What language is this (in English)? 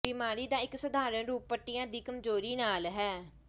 Punjabi